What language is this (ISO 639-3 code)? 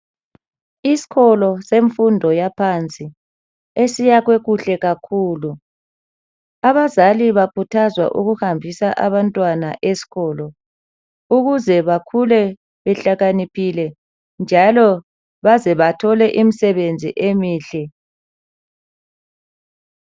nde